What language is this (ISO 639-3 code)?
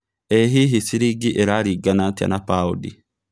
kik